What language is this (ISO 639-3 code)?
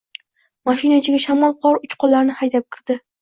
uzb